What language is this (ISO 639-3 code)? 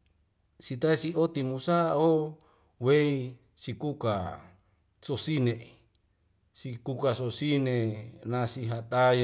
weo